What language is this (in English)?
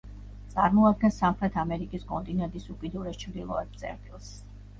Georgian